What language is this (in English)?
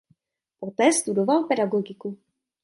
Czech